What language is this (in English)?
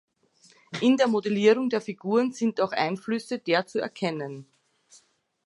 German